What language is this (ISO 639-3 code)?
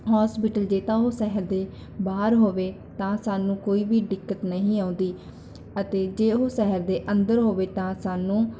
pan